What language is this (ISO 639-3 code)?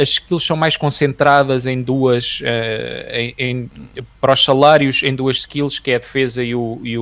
por